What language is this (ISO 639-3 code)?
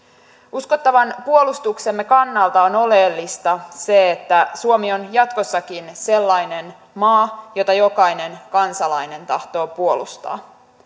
fin